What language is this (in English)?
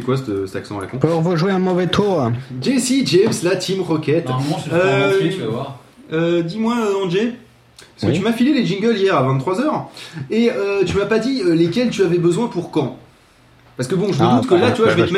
French